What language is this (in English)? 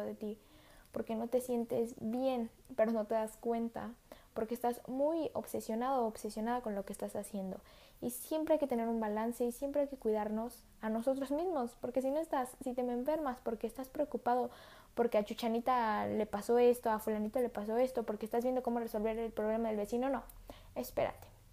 Spanish